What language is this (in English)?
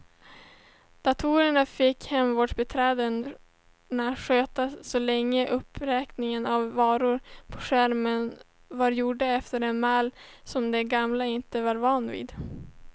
Swedish